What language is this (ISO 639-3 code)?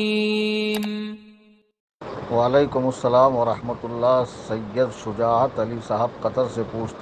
ara